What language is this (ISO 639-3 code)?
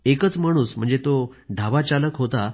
mar